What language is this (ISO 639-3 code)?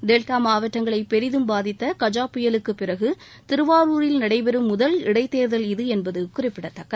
tam